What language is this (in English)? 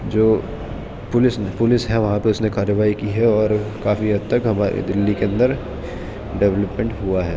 Urdu